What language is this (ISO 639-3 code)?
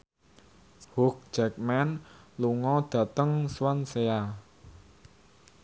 jav